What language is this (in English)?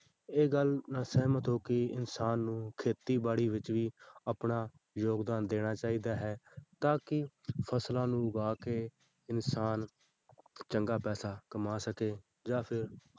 Punjabi